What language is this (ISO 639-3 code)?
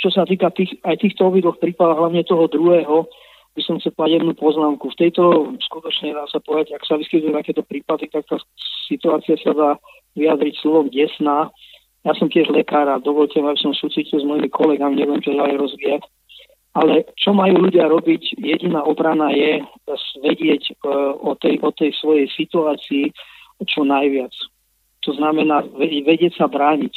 slk